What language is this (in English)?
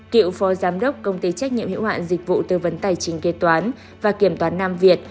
Vietnamese